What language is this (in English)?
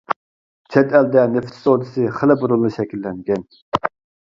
Uyghur